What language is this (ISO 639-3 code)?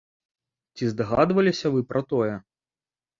bel